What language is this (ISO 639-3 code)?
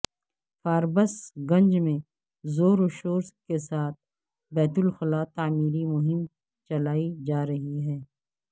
urd